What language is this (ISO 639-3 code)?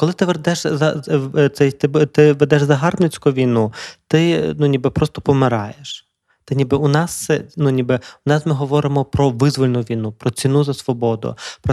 ukr